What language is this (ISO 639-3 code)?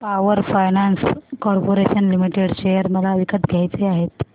mar